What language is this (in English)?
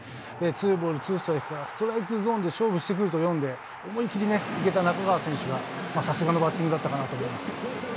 Japanese